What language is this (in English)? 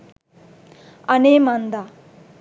Sinhala